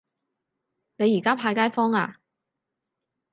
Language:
Cantonese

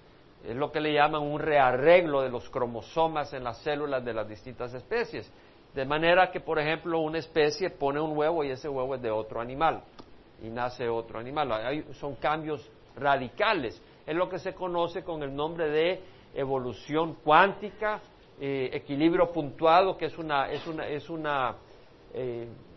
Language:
Spanish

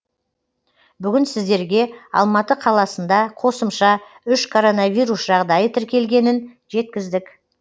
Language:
Kazakh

